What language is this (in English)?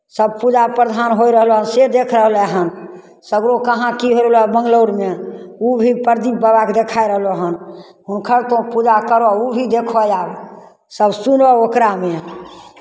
Maithili